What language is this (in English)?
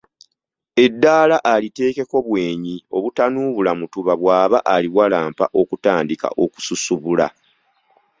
Ganda